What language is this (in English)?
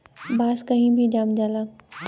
Bhojpuri